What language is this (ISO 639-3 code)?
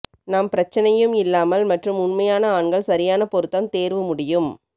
tam